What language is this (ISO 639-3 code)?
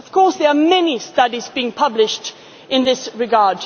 eng